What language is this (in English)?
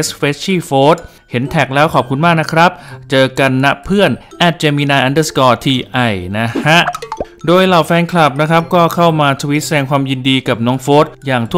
Thai